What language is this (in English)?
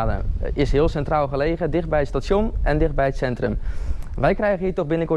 Dutch